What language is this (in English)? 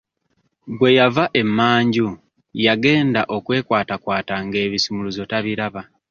Ganda